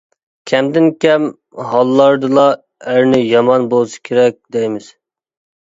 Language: Uyghur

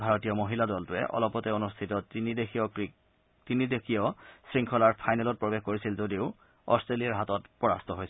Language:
Assamese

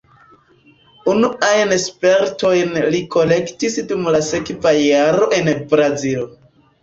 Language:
Esperanto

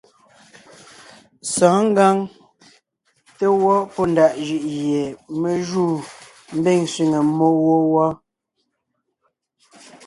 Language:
Ngiemboon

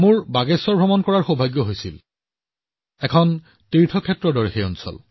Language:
Assamese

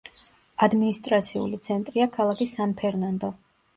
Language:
Georgian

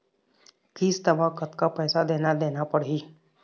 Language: Chhattisgarhi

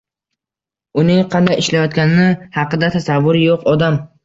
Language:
Uzbek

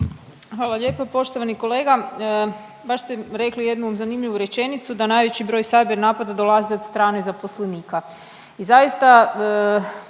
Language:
Croatian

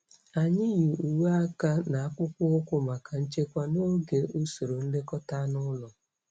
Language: Igbo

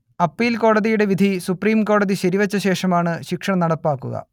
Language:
Malayalam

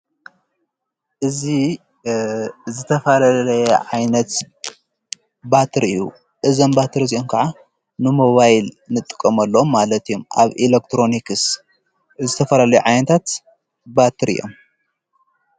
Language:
Tigrinya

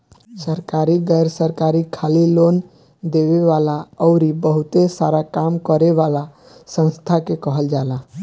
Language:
Bhojpuri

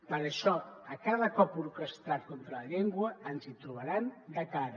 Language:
Catalan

